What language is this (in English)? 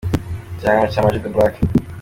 Kinyarwanda